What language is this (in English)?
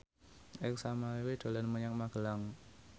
Javanese